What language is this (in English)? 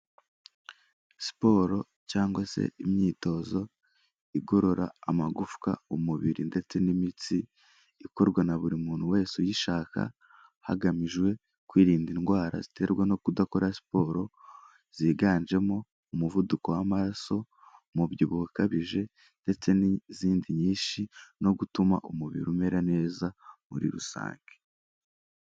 Kinyarwanda